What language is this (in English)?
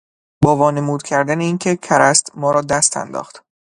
Persian